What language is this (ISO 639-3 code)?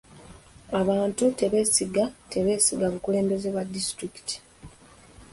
lug